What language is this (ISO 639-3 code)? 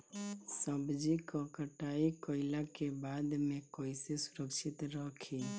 bho